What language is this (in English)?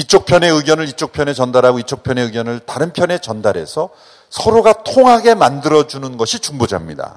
Korean